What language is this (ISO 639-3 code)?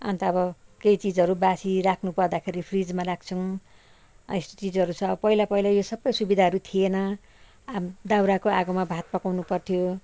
nep